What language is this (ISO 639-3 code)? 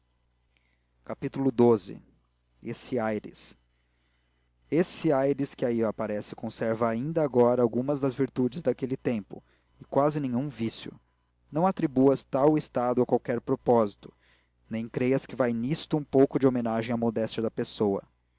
por